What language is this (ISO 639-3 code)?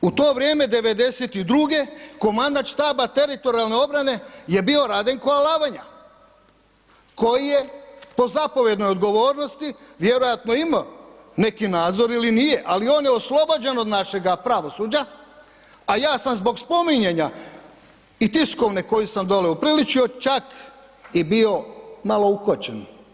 hrv